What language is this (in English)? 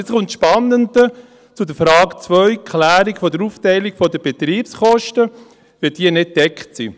Swiss German